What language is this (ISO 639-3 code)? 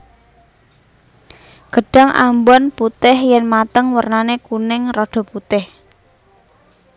jav